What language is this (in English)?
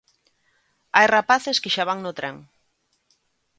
Galician